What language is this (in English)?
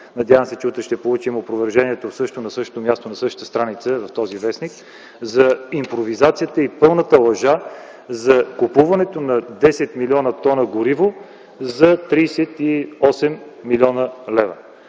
Bulgarian